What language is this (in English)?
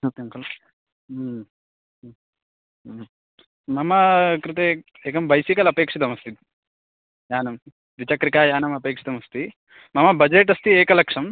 Sanskrit